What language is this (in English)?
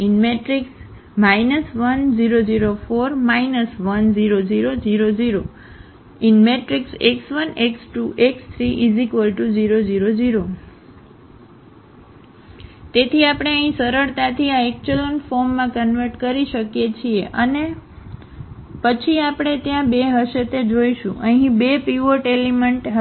Gujarati